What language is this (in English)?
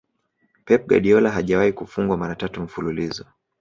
Swahili